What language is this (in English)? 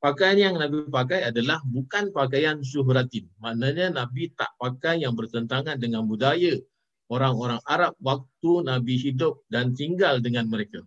Malay